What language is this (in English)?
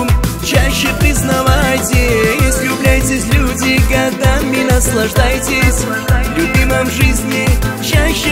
Russian